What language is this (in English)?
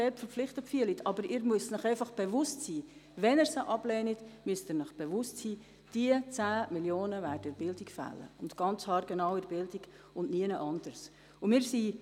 Swiss German